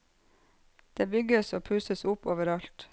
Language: Norwegian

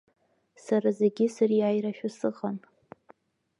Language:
Abkhazian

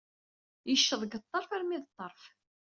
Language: Kabyle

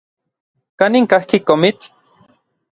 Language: Orizaba Nahuatl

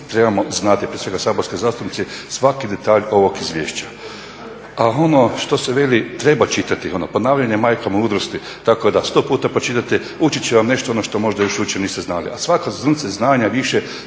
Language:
Croatian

